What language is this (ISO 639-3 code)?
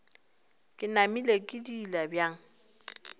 nso